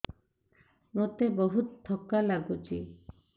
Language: Odia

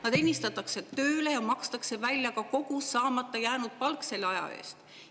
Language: Estonian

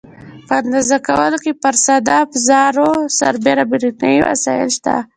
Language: Pashto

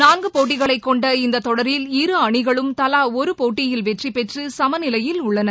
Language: Tamil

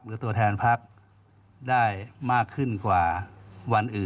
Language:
Thai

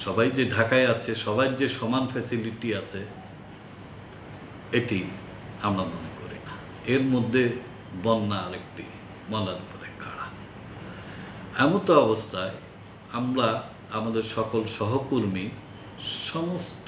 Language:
Hindi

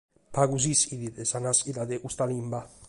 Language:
Sardinian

